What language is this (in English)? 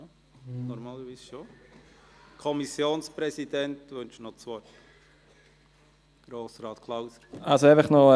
Swiss German